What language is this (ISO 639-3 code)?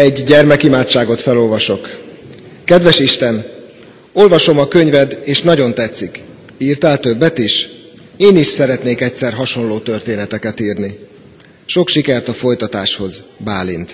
hun